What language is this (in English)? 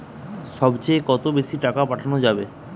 Bangla